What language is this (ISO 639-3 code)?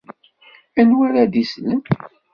kab